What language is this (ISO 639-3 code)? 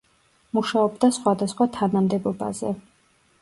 kat